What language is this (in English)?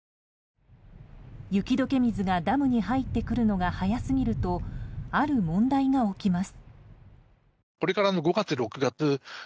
Japanese